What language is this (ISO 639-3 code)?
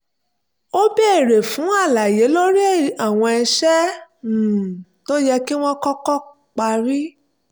yor